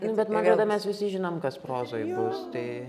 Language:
Lithuanian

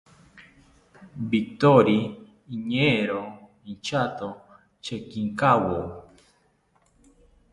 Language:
South Ucayali Ashéninka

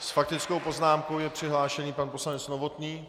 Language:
Czech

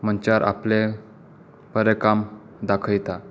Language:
Konkani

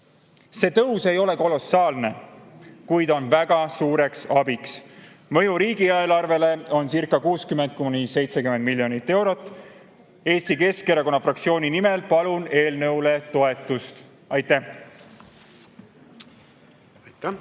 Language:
Estonian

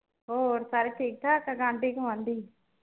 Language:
Punjabi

